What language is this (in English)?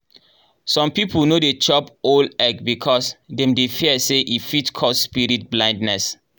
Nigerian Pidgin